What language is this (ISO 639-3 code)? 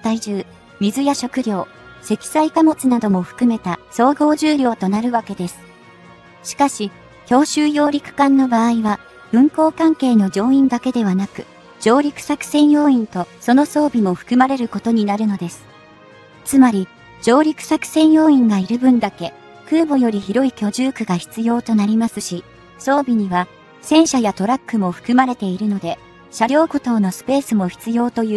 jpn